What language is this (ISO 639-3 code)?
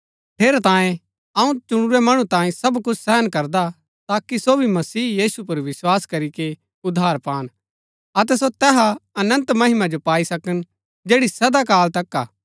gbk